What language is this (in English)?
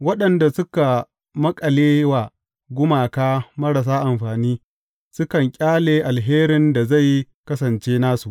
Hausa